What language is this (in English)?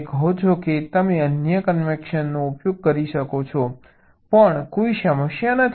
Gujarati